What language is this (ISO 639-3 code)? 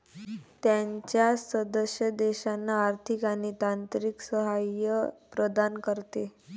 mar